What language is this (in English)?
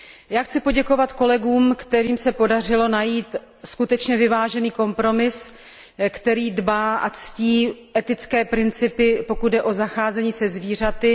Czech